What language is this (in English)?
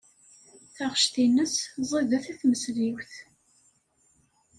Kabyle